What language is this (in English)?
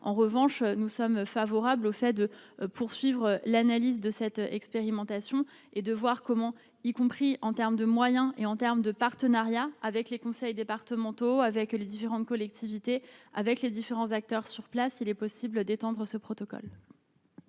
French